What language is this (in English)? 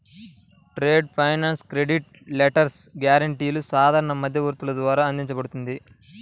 Telugu